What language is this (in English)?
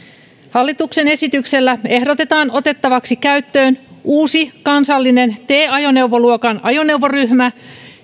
Finnish